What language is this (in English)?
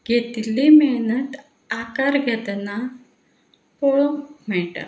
Konkani